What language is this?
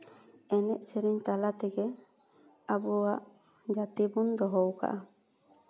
Santali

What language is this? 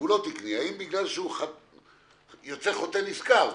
Hebrew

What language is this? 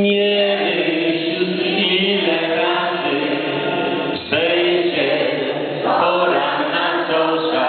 Polish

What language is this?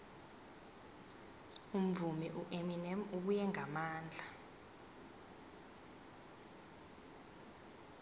South Ndebele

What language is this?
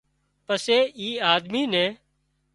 Wadiyara Koli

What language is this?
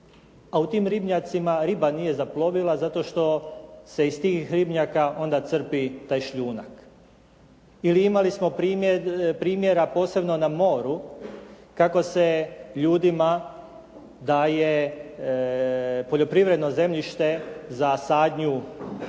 Croatian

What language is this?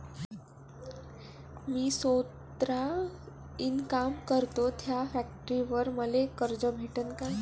Marathi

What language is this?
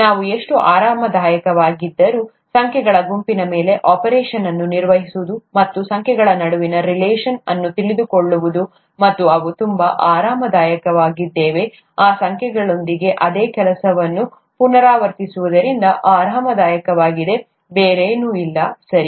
Kannada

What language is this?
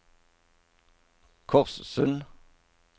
Norwegian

